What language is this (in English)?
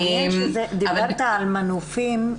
Hebrew